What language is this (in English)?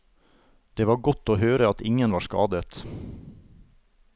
Norwegian